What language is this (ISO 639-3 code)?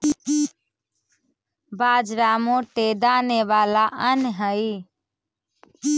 mag